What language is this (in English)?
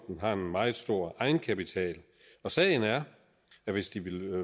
Danish